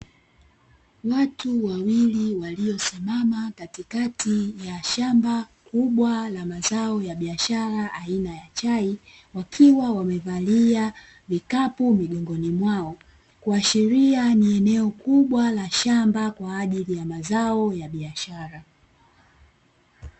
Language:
Swahili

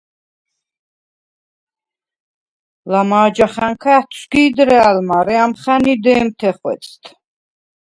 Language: Svan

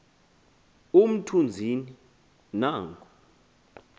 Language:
Xhosa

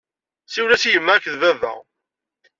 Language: Kabyle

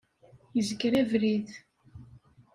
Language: Kabyle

